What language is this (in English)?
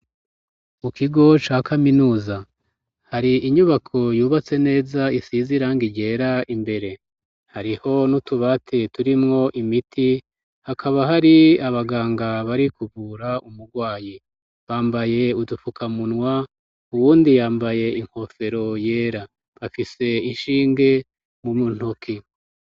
Rundi